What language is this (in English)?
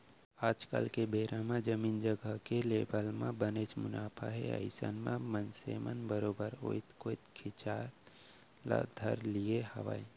Chhattisgarhi